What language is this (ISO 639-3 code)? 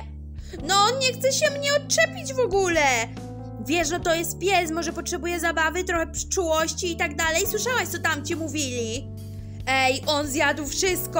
pol